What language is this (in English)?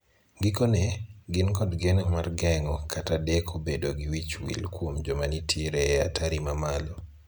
Luo (Kenya and Tanzania)